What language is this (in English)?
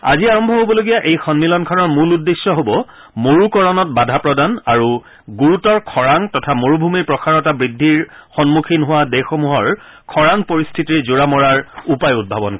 Assamese